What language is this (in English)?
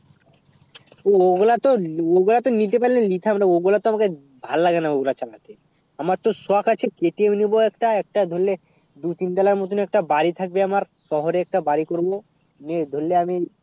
Bangla